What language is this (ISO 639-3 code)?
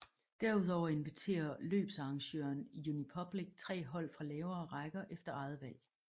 dan